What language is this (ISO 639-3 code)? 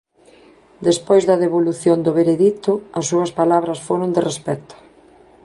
glg